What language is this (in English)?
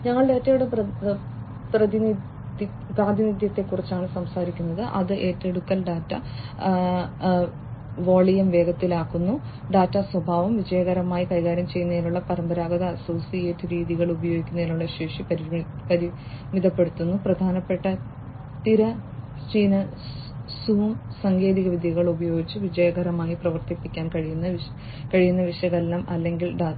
Malayalam